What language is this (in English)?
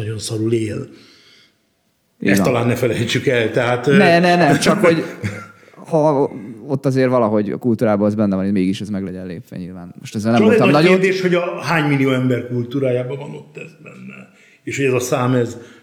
Hungarian